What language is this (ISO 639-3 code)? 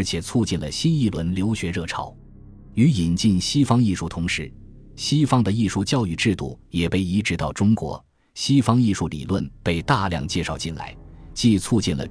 zho